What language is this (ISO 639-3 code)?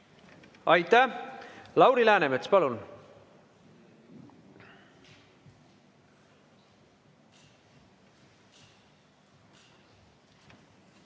est